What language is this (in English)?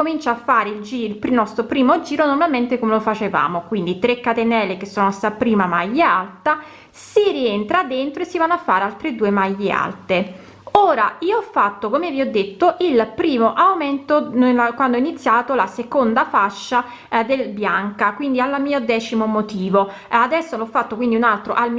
Italian